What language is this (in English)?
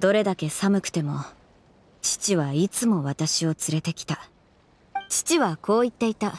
Japanese